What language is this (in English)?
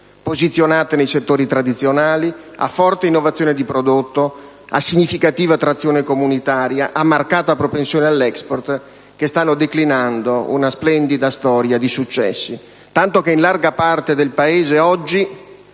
Italian